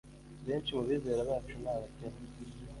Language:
Kinyarwanda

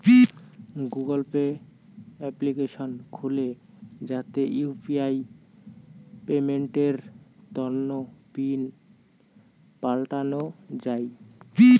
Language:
Bangla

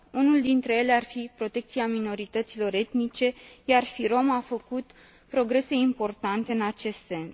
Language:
Romanian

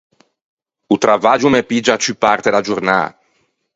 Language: Ligurian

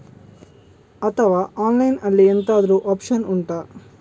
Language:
Kannada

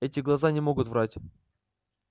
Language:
Russian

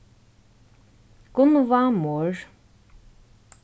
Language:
Faroese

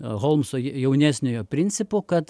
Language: Lithuanian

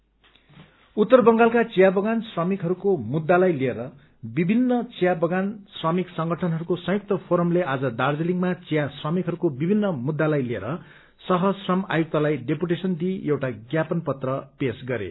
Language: Nepali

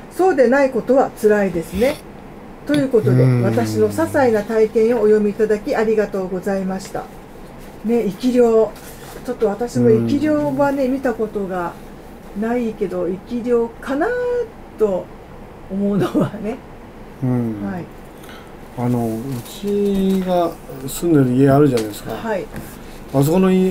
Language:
Japanese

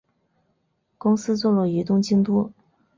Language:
Chinese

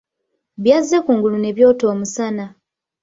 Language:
Ganda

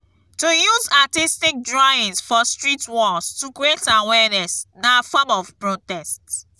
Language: Nigerian Pidgin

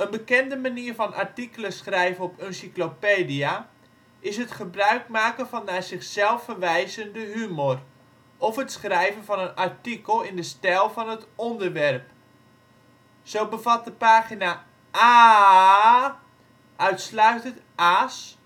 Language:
Dutch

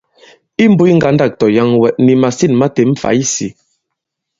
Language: Bankon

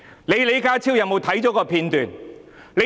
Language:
Cantonese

